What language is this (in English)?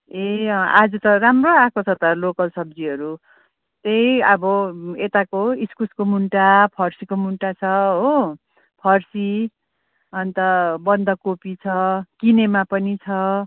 Nepali